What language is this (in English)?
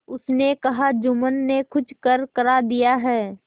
Hindi